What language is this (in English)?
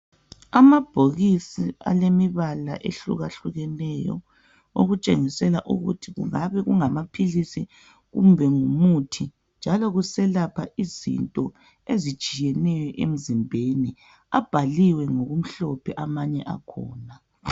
North Ndebele